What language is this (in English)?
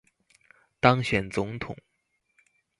Chinese